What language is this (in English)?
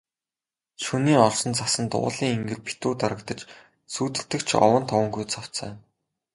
Mongolian